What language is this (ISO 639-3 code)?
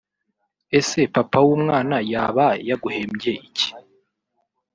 kin